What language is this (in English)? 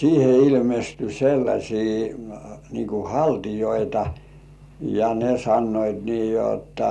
Finnish